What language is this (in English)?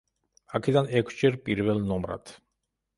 Georgian